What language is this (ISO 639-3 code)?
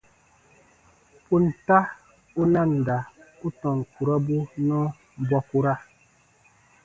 bba